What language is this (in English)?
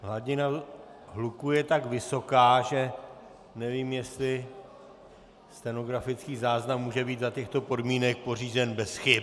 Czech